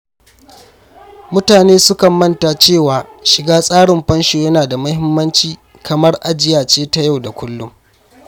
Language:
Hausa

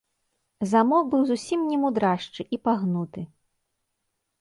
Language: Belarusian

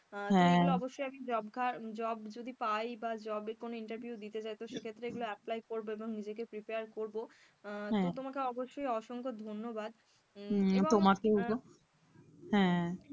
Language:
Bangla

